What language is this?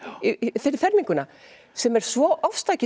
Icelandic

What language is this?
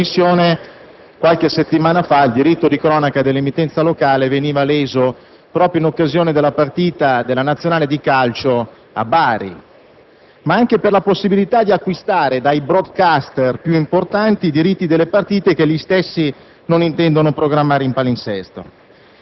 Italian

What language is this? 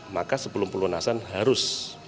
Indonesian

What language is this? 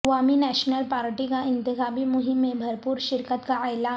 Urdu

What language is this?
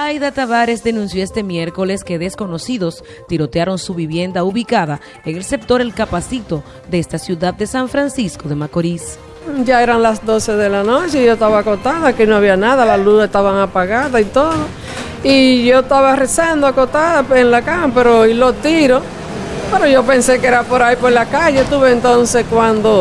Spanish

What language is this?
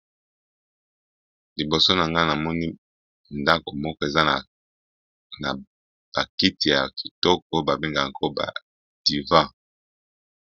Lingala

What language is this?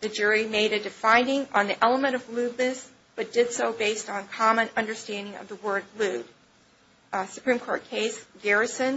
English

